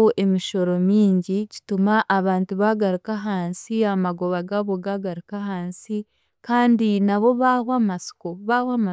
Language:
Chiga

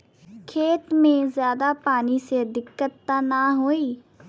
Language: Bhojpuri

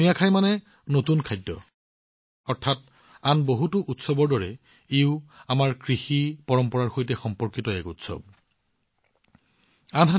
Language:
Assamese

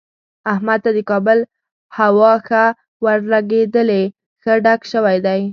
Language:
Pashto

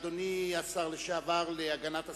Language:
Hebrew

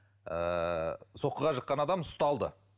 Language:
Kazakh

